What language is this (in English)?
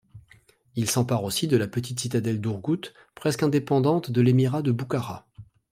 French